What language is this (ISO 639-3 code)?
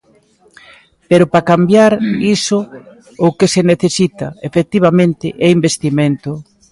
glg